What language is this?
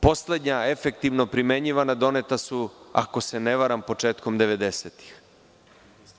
Serbian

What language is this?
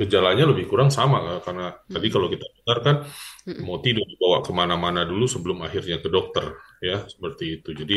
Indonesian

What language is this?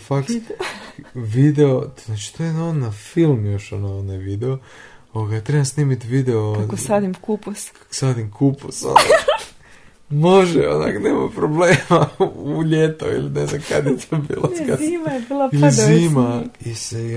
Croatian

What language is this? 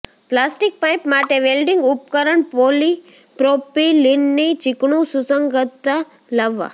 Gujarati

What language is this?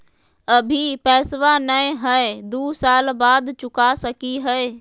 Magahi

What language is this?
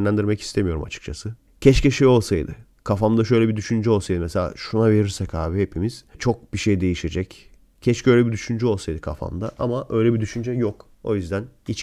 Turkish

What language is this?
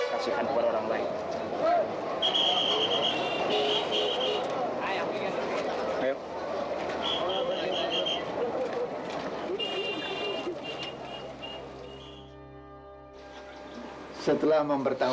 Indonesian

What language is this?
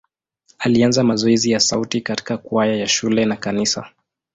Swahili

